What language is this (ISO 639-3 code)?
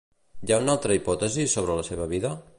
cat